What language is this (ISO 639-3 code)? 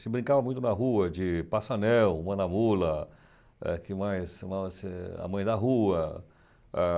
por